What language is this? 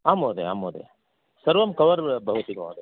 Sanskrit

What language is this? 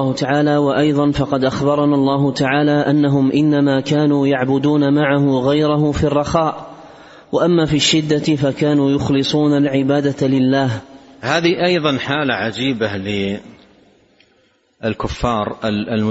Arabic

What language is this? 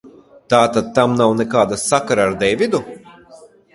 Latvian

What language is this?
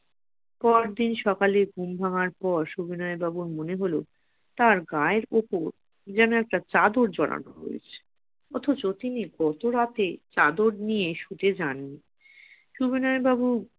Bangla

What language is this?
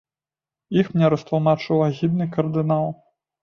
Belarusian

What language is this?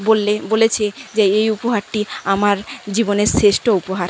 Bangla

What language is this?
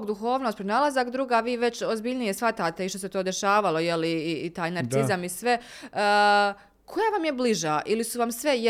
Croatian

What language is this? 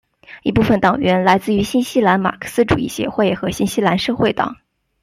Chinese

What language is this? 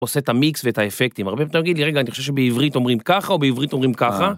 Hebrew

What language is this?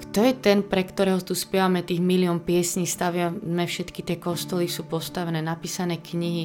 Slovak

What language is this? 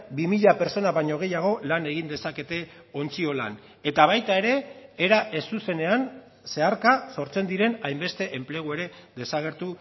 Basque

